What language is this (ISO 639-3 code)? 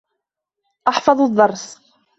ara